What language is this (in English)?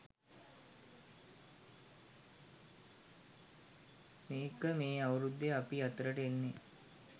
Sinhala